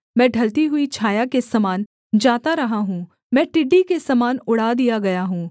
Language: Hindi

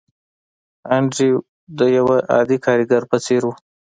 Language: Pashto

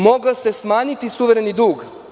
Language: Serbian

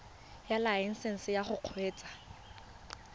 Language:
Tswana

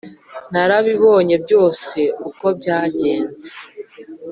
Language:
Kinyarwanda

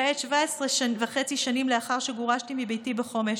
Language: Hebrew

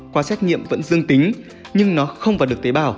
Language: Vietnamese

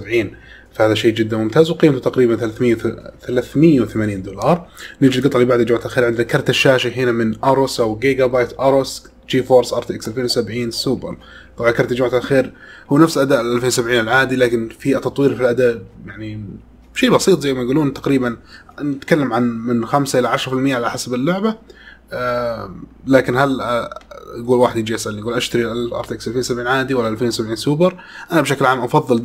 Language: Arabic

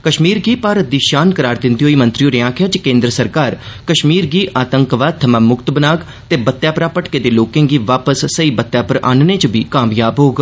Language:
Dogri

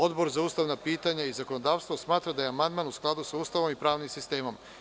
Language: Serbian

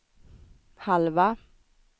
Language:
Swedish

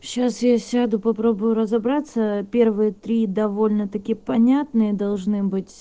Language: Russian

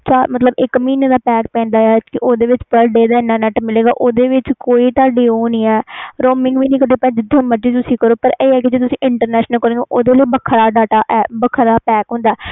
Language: Punjabi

